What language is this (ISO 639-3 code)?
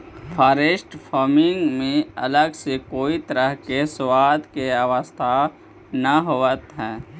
mag